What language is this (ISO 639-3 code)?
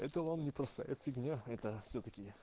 rus